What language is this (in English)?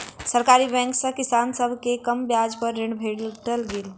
Maithili